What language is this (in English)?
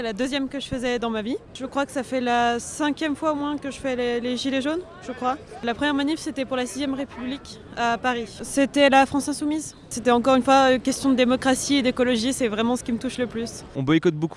French